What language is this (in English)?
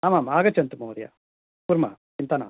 Sanskrit